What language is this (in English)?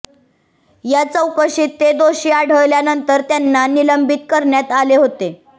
Marathi